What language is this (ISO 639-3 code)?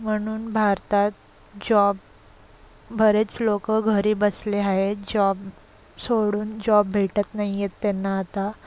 mar